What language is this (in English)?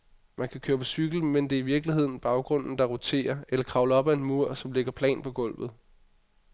Danish